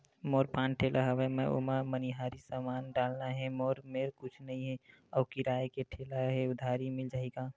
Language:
Chhattisgarhi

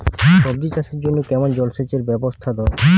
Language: Bangla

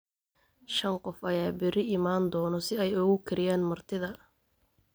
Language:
Somali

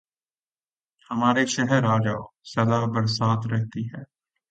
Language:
Urdu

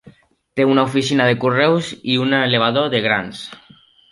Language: Catalan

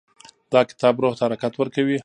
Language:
Pashto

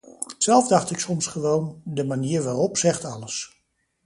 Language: Dutch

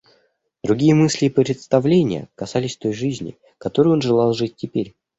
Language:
Russian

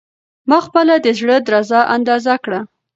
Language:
Pashto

